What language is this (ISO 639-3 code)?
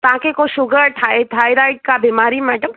snd